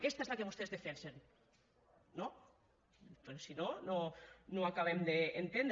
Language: Catalan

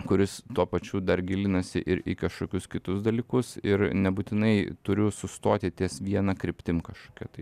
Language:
Lithuanian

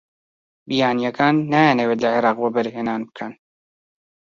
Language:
Central Kurdish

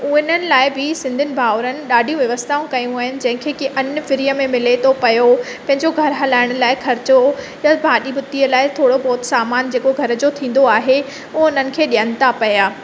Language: Sindhi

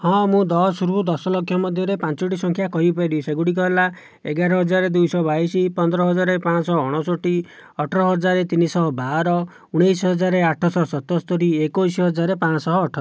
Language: Odia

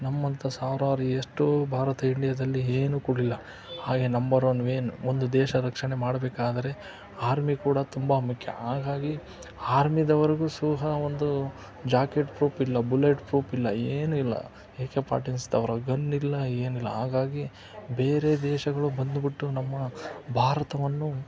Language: Kannada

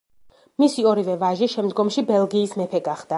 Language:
Georgian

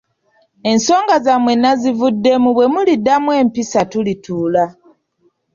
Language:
Ganda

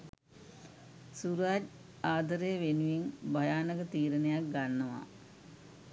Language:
Sinhala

